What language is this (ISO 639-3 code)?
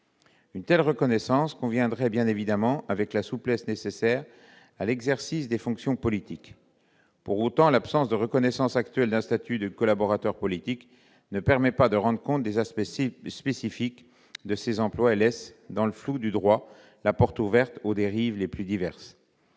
fra